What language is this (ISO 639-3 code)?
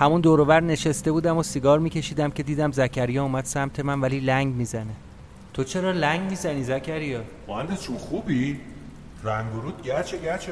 fas